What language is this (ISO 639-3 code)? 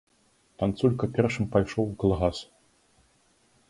bel